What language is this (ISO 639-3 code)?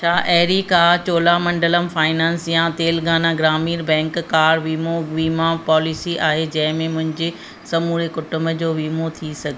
snd